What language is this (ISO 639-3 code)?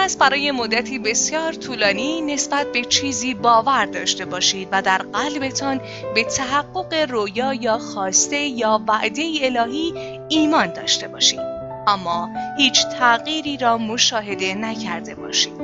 fas